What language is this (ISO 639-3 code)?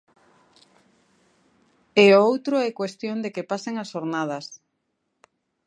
glg